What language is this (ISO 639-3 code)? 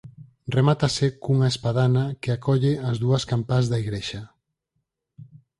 glg